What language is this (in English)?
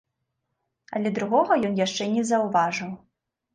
Belarusian